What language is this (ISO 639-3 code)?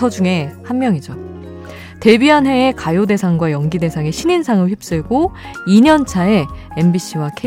kor